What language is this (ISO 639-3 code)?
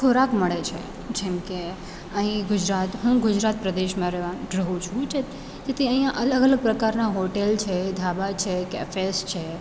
guj